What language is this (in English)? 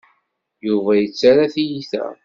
Kabyle